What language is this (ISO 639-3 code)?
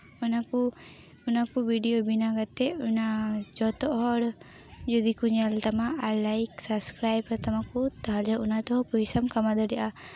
sat